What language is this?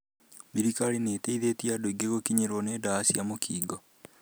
Kikuyu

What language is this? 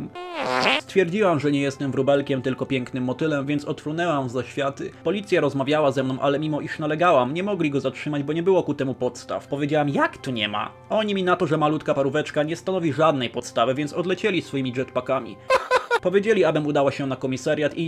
Polish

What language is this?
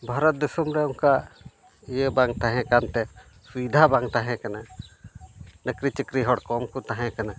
Santali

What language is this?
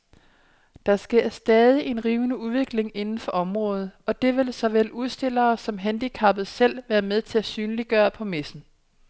Danish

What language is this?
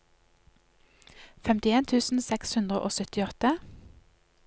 Norwegian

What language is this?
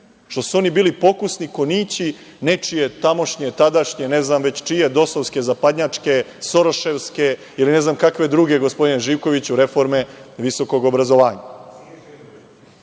Serbian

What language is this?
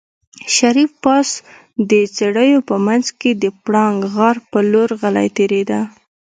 Pashto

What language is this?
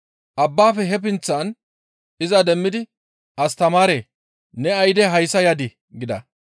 Gamo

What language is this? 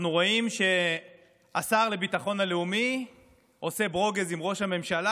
Hebrew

